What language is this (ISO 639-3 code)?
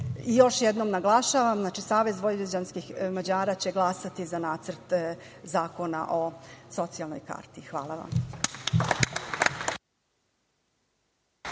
srp